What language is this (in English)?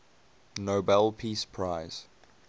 English